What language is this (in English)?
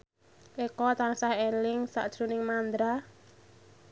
Javanese